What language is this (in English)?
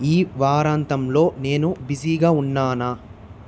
Telugu